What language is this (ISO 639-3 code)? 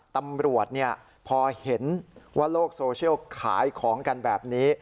tha